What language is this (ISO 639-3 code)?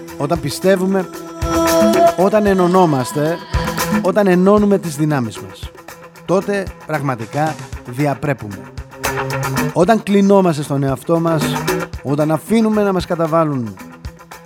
ell